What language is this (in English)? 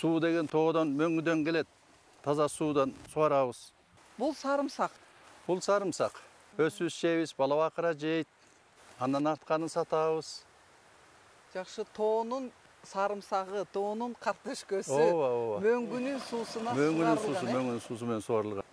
Turkish